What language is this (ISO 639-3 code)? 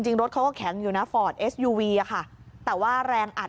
tha